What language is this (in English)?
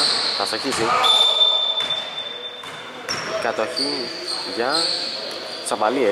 Greek